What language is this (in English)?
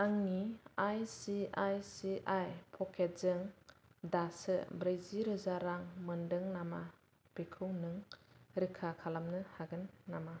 Bodo